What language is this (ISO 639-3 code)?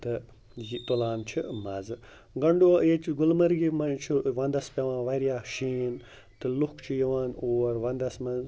kas